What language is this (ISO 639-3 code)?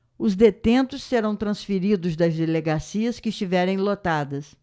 por